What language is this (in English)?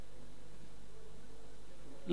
Hebrew